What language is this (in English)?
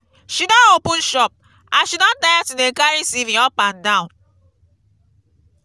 Nigerian Pidgin